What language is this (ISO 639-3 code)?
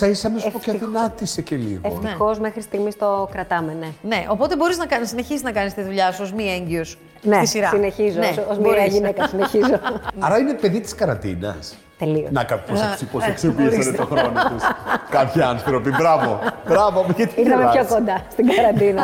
ell